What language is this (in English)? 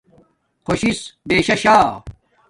Domaaki